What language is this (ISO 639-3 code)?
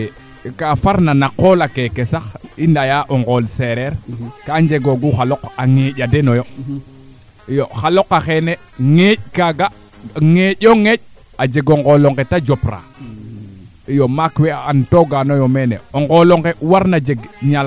srr